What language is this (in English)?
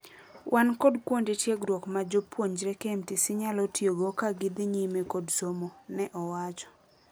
Luo (Kenya and Tanzania)